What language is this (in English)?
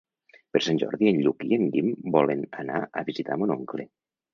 Catalan